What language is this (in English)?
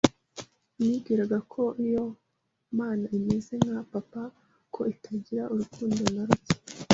Kinyarwanda